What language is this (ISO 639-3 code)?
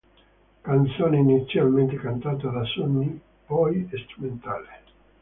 ita